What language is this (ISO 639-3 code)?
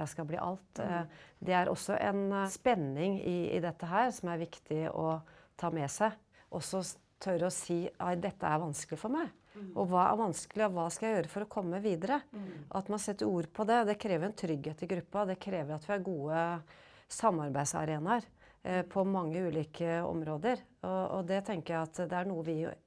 nor